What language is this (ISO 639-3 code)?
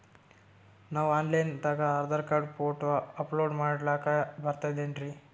kan